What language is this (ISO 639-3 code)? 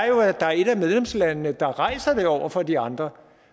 dan